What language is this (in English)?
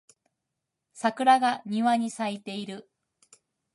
Japanese